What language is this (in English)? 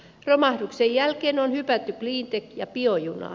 Finnish